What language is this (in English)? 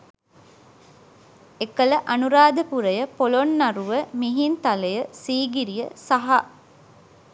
Sinhala